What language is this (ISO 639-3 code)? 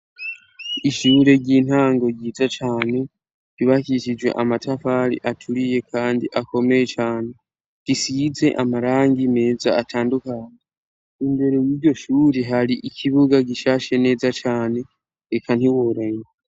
run